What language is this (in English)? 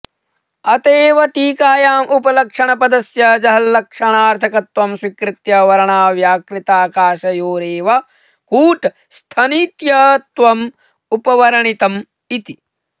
Sanskrit